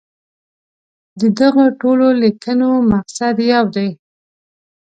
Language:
Pashto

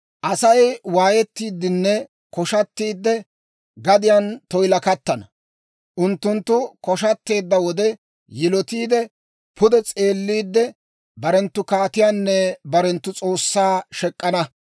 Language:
Dawro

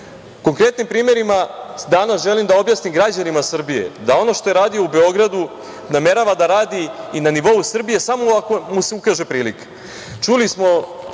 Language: Serbian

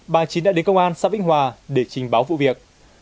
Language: Vietnamese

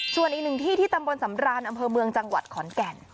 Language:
Thai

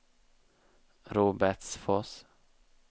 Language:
Swedish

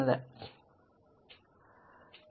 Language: Malayalam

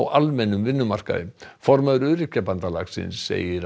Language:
Icelandic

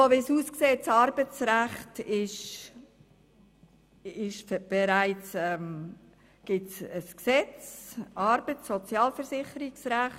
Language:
Swiss German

